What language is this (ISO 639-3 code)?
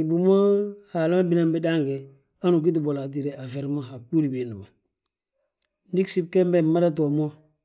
bjt